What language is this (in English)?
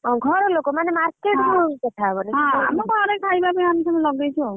Odia